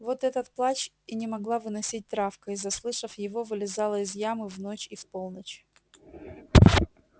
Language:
Russian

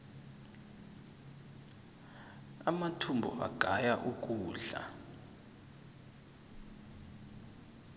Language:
South Ndebele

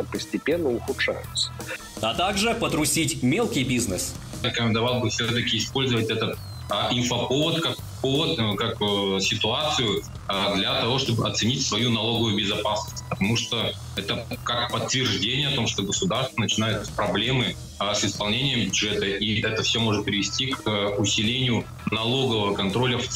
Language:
Russian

